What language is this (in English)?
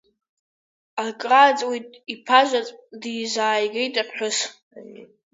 Abkhazian